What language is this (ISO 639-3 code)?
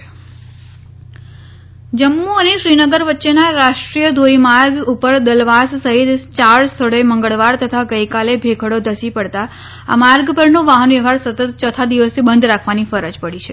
guj